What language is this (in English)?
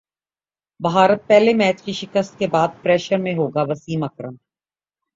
Urdu